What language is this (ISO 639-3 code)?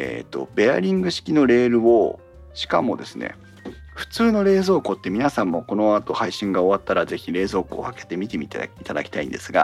jpn